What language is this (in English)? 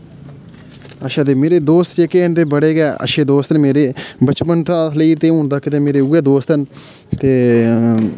Dogri